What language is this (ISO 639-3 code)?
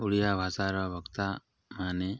ori